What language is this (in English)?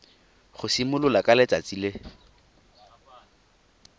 Tswana